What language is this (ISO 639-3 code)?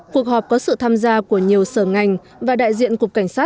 vie